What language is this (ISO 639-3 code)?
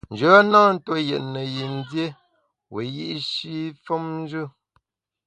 bax